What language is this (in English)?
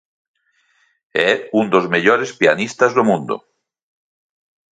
Galician